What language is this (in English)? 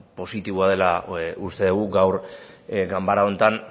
Basque